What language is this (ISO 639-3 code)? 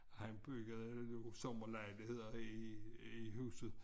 dan